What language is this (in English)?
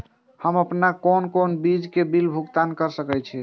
Maithili